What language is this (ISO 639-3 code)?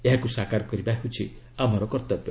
ori